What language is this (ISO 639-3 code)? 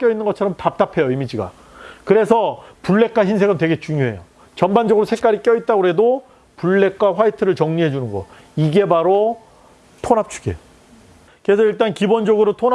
kor